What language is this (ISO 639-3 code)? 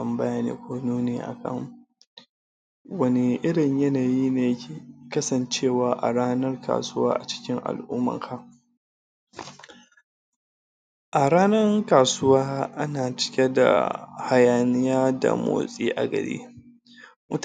hau